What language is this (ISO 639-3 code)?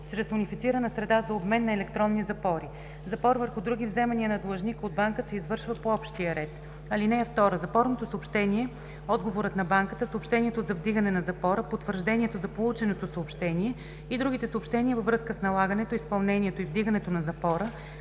bul